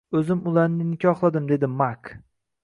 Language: Uzbek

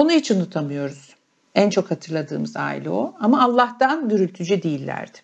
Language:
Turkish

